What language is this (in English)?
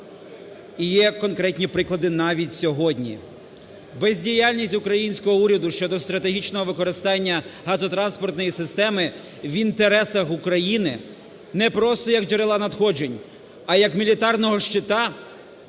Ukrainian